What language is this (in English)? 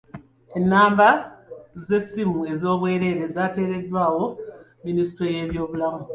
Ganda